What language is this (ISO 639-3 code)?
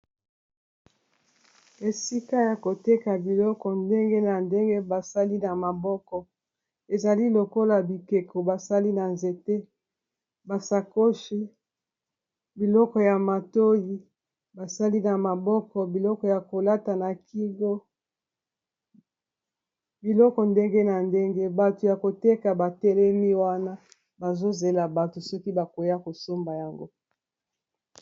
lin